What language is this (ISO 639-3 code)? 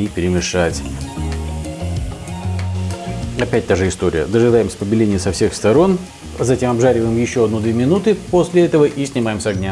rus